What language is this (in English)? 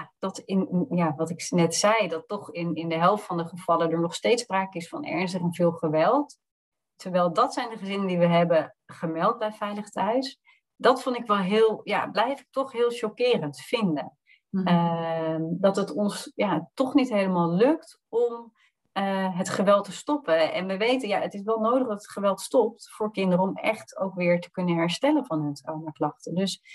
Dutch